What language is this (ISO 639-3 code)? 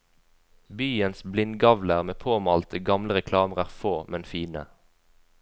nor